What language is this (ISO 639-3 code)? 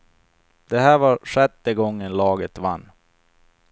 swe